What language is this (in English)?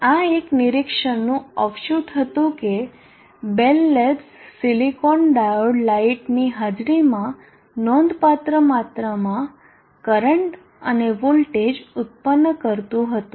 Gujarati